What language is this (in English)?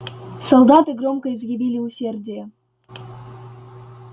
Russian